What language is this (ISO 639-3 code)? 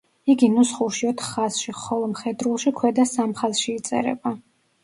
kat